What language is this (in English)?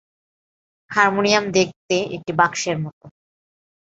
Bangla